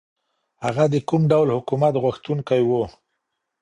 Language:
Pashto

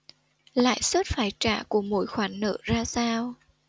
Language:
Vietnamese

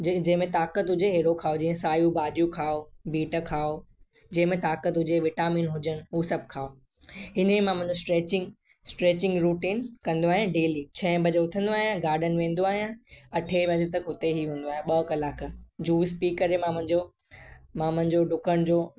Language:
Sindhi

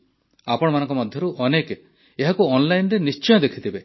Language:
Odia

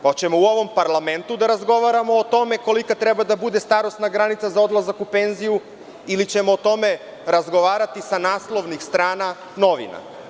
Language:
Serbian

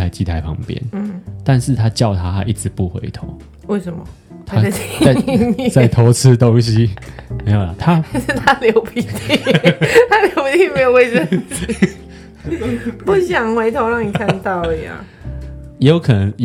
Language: Chinese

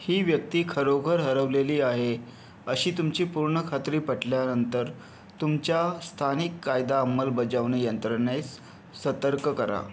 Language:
Marathi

